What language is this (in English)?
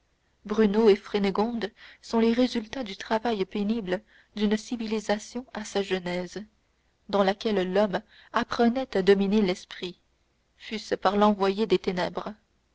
French